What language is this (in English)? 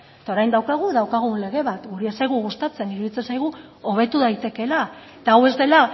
Basque